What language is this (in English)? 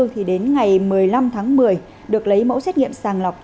Vietnamese